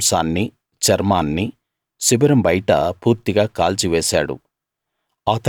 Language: Telugu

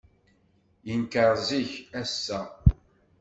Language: Kabyle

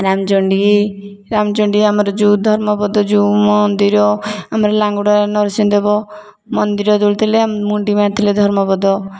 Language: Odia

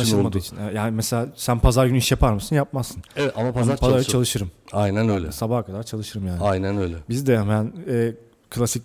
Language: Turkish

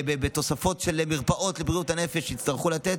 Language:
Hebrew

